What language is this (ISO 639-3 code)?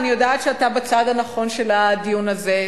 heb